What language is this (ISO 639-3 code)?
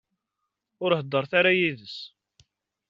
kab